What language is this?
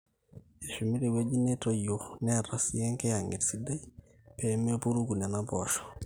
Masai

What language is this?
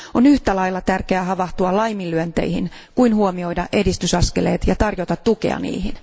Finnish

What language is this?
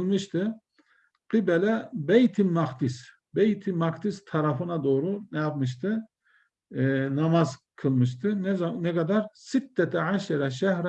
Turkish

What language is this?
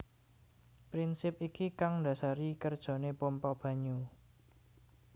Javanese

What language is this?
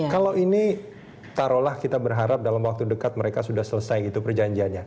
Indonesian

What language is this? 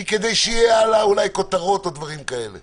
Hebrew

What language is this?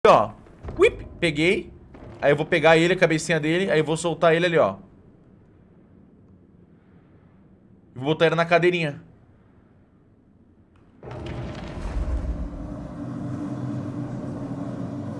Portuguese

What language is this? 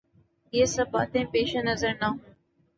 Urdu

